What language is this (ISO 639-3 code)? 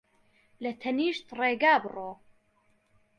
ckb